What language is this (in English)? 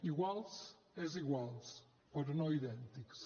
Catalan